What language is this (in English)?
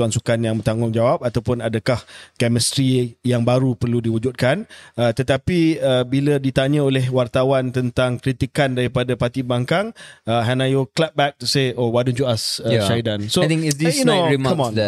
Malay